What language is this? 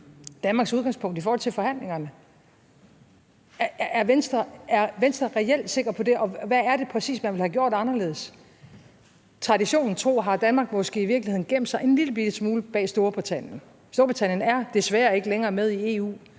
Danish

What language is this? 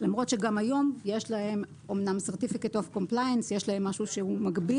Hebrew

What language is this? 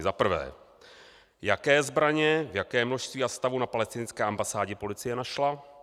Czech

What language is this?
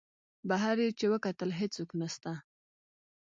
Pashto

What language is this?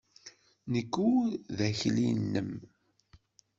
Kabyle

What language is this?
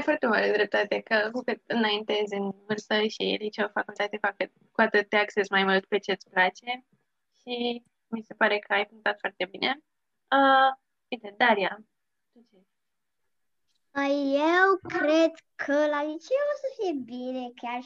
Romanian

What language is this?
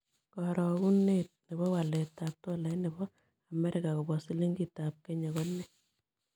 Kalenjin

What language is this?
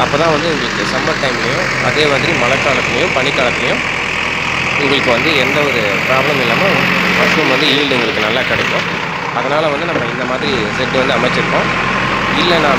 Thai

